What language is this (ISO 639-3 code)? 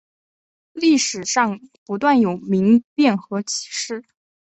zho